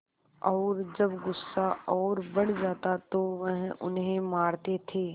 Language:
Hindi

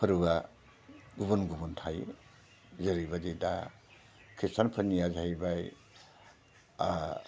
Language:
Bodo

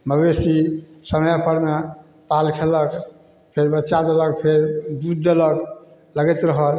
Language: Maithili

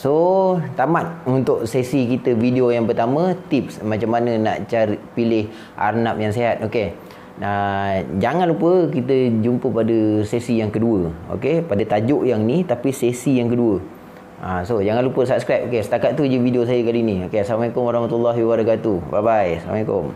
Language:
Malay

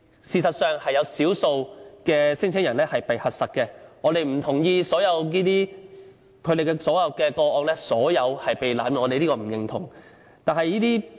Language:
Cantonese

